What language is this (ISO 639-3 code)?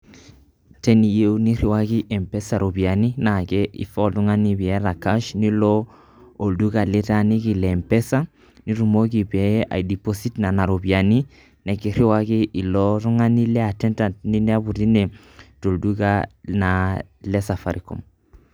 mas